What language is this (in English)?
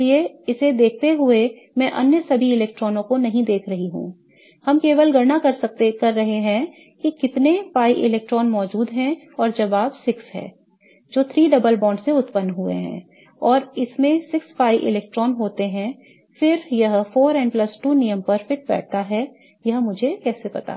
Hindi